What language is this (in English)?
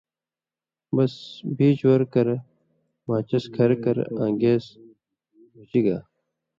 Indus Kohistani